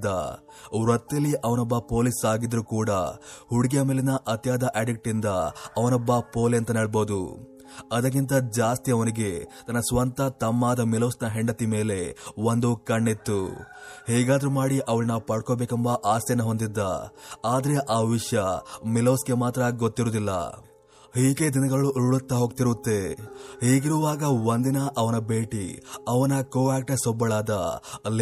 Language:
Kannada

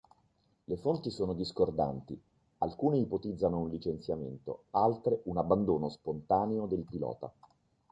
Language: Italian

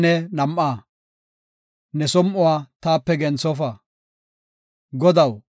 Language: Gofa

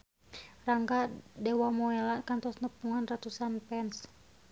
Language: Sundanese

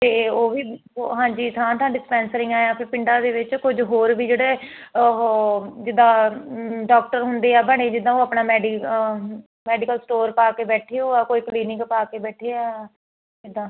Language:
Punjabi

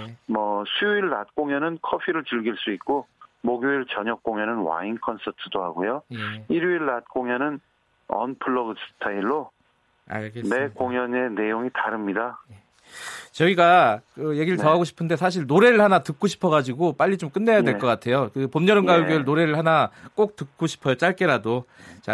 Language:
Korean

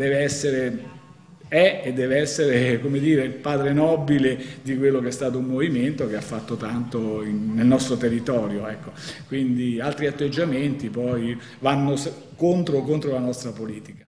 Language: Italian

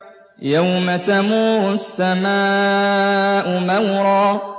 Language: Arabic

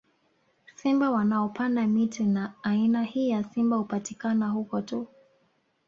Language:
Swahili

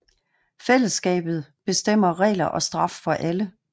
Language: Danish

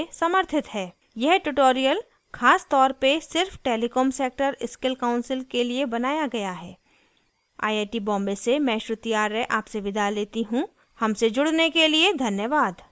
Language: Hindi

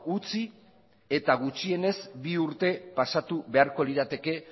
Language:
Basque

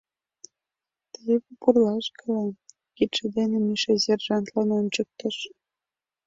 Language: Mari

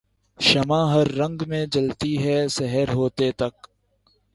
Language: Urdu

